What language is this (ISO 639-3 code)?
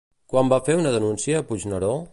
cat